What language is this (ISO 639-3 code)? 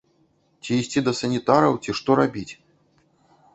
bel